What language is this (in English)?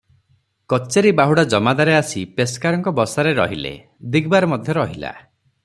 Odia